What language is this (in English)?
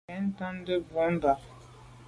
Medumba